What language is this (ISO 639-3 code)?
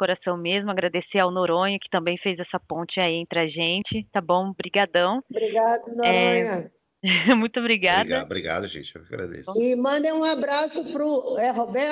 por